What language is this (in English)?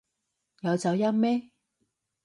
Cantonese